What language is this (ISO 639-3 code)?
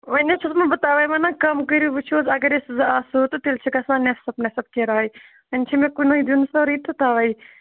kas